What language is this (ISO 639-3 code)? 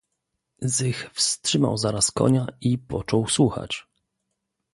pol